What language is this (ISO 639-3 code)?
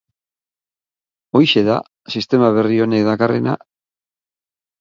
eus